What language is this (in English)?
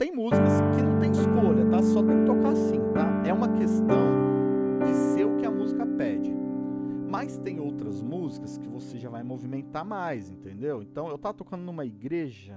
Portuguese